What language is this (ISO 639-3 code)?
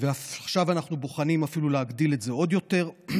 heb